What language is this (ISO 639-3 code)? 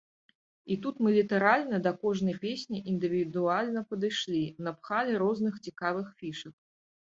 bel